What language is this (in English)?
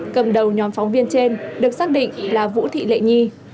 Vietnamese